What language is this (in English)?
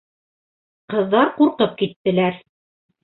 Bashkir